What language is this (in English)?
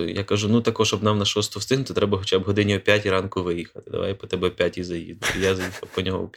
Ukrainian